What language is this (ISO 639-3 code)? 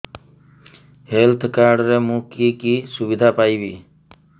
ori